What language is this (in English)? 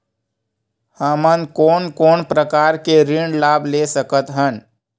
Chhattisgarhi